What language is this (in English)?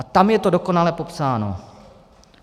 Czech